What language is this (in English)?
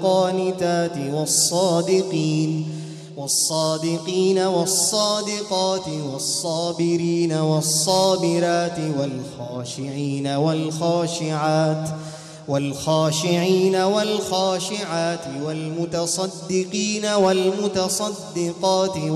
Arabic